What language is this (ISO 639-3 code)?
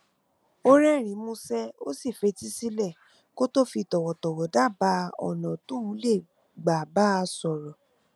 yor